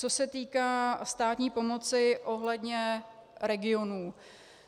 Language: Czech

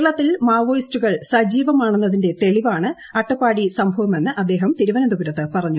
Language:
Malayalam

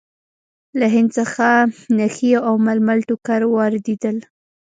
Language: Pashto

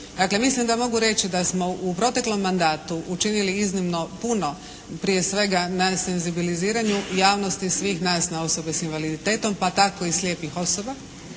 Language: Croatian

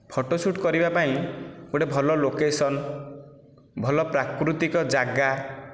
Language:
Odia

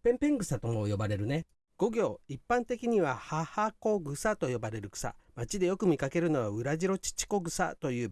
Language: Japanese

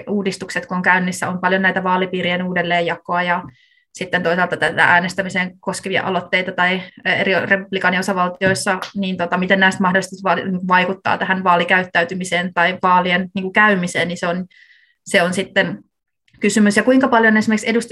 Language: Finnish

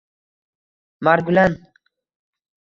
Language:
Uzbek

